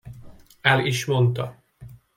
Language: Hungarian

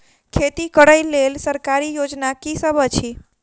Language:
Maithili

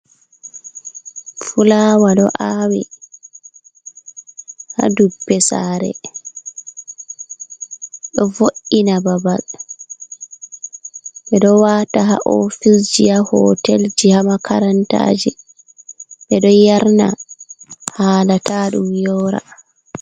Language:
Fula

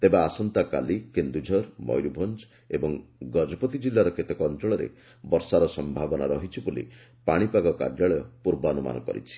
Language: Odia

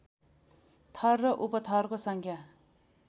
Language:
Nepali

